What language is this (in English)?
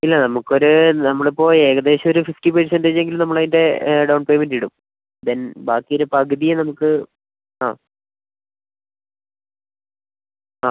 Malayalam